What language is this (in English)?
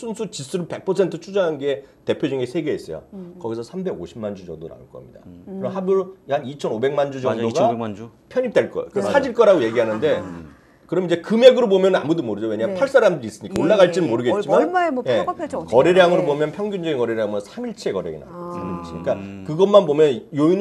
Korean